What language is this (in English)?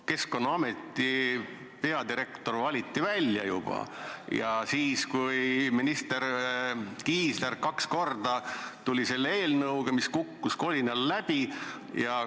Estonian